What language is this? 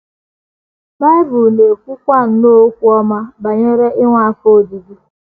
Igbo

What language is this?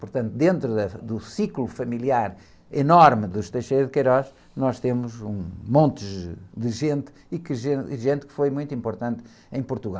Portuguese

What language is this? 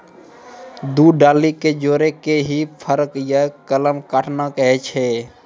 Maithili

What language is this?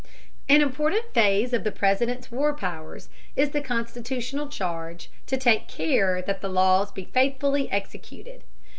English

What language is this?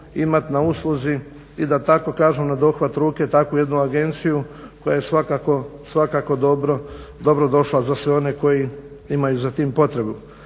Croatian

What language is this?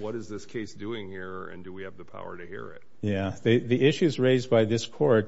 English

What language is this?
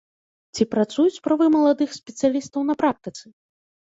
Belarusian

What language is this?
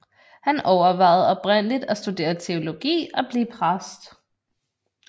Danish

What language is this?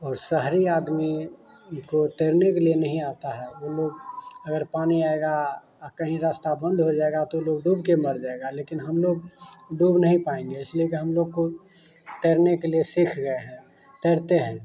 Hindi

